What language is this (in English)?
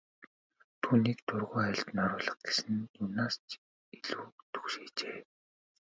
Mongolian